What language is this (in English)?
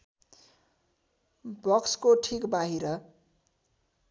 Nepali